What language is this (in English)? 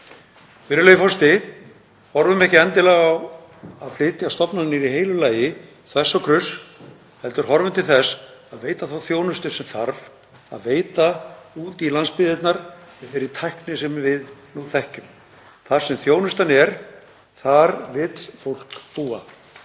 Icelandic